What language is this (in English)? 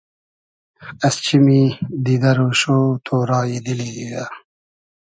Hazaragi